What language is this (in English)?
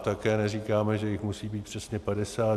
Czech